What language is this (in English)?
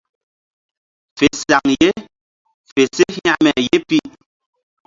Mbum